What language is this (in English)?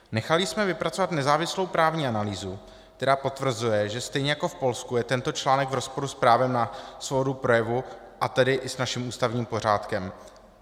Czech